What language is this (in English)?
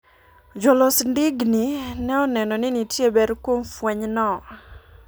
Luo (Kenya and Tanzania)